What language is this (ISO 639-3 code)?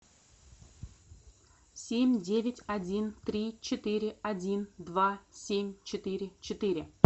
rus